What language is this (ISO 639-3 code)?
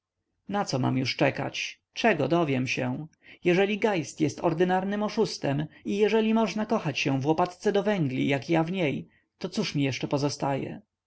pol